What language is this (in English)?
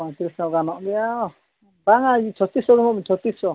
Santali